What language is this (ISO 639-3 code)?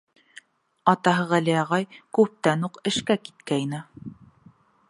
bak